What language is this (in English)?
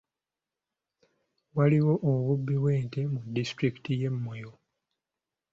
Ganda